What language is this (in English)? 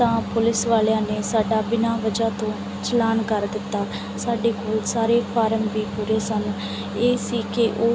Punjabi